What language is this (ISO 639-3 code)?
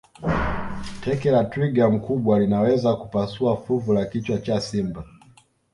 swa